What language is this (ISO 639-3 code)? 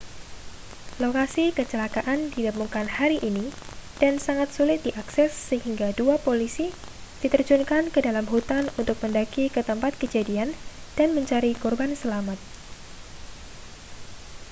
ind